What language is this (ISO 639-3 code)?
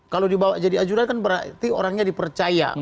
ind